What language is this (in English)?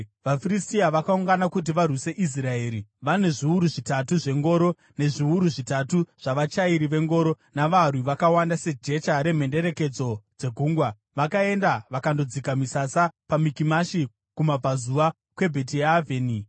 Shona